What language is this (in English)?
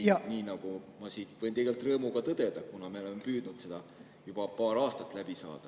Estonian